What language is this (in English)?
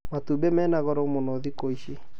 Kikuyu